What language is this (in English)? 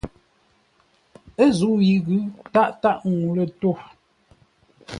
Ngombale